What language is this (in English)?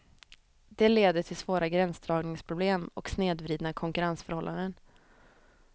Swedish